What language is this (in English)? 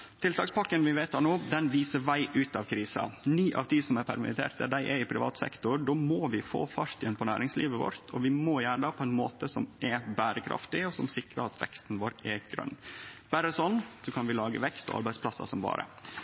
Norwegian Nynorsk